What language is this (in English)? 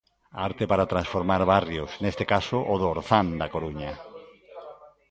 Galician